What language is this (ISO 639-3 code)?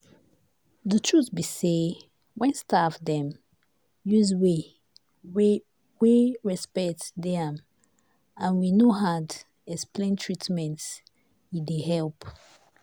pcm